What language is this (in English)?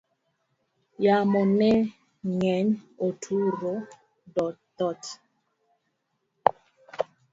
Luo (Kenya and Tanzania)